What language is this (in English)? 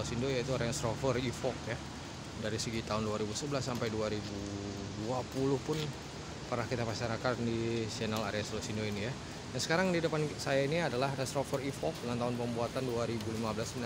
Indonesian